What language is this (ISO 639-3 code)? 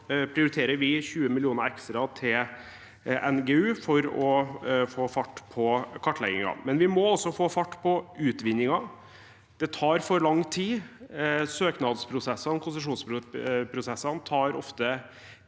nor